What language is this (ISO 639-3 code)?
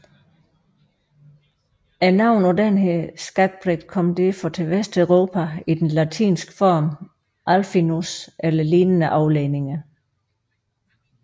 dan